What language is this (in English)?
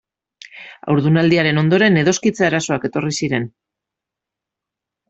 Basque